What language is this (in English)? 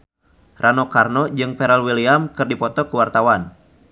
Sundanese